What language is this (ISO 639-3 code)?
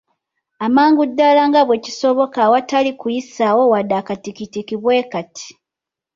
lug